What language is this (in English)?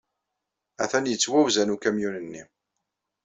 Kabyle